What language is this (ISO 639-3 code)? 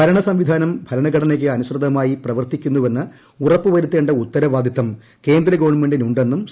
mal